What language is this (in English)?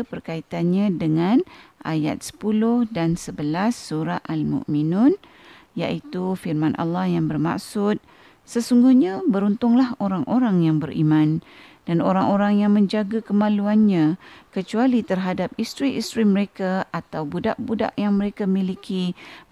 Malay